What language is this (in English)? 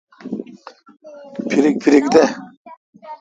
Kalkoti